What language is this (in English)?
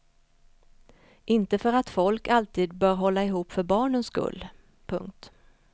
Swedish